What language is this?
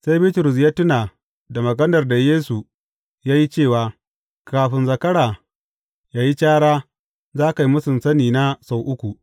Hausa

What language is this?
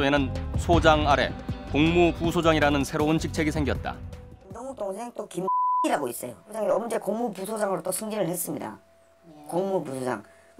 Korean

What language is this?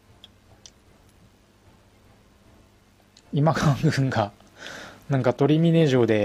Japanese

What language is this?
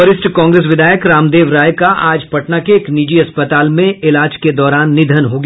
Hindi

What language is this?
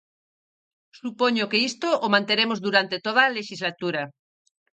Galician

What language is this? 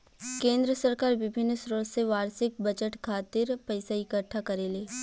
Bhojpuri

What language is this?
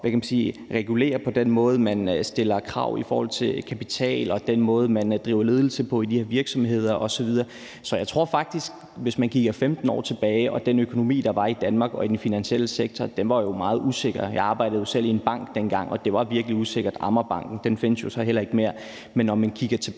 Danish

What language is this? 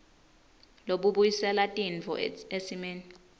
Swati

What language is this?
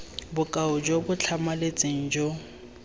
Tswana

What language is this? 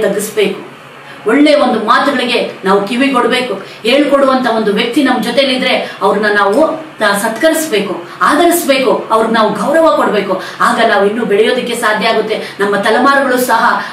Indonesian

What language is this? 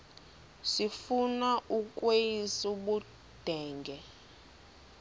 Xhosa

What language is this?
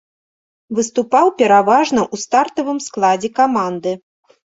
Belarusian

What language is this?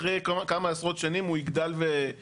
Hebrew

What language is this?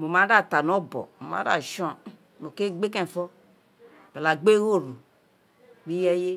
Isekiri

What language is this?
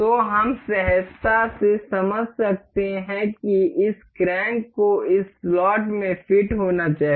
Hindi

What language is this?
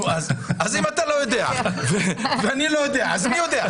Hebrew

